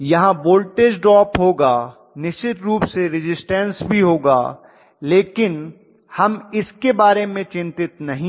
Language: Hindi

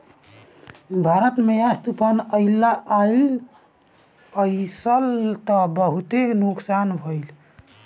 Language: Bhojpuri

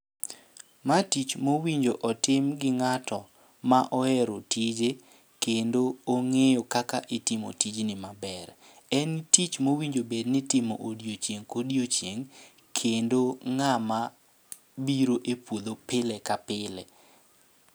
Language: Luo (Kenya and Tanzania)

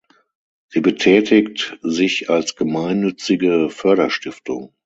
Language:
German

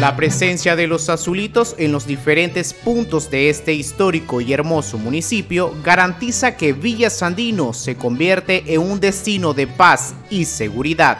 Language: Spanish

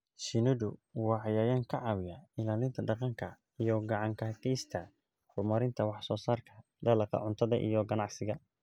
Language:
Somali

